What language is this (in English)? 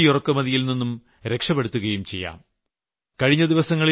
Malayalam